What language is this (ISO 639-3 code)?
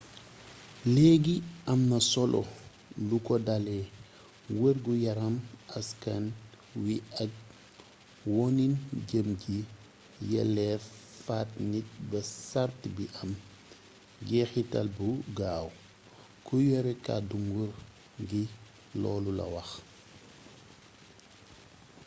wol